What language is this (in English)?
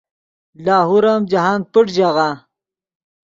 Yidgha